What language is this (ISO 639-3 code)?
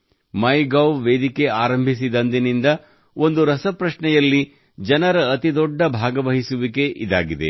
kan